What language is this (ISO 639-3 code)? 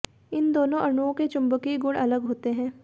hin